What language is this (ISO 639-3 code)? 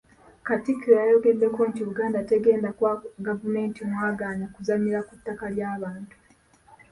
lug